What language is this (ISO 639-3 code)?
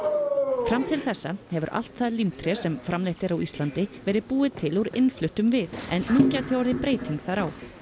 isl